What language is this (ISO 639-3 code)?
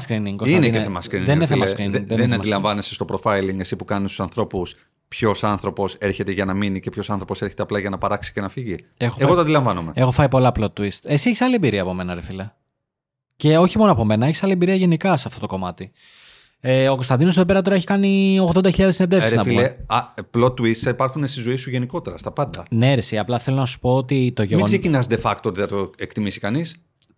ell